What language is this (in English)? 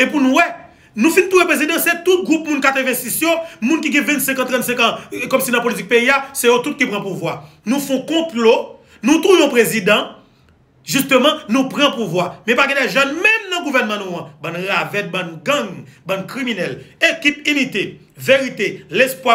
French